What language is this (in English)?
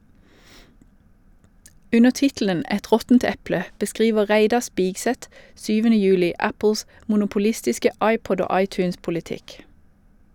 Norwegian